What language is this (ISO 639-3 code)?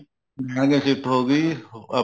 pan